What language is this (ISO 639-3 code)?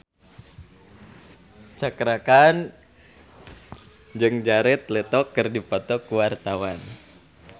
sun